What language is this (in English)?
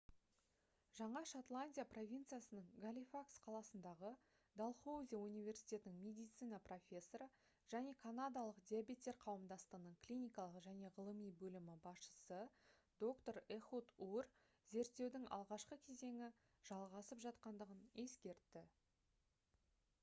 Kazakh